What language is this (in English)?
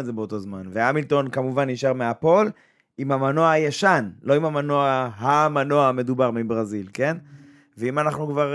Hebrew